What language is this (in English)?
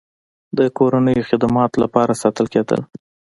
Pashto